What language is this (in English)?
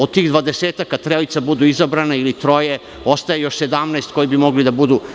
Serbian